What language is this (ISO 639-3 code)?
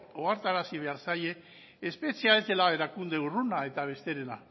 eus